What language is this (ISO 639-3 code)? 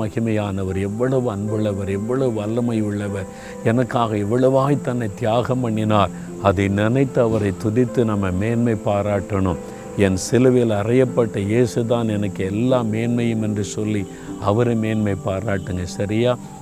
tam